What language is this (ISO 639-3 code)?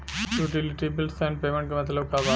bho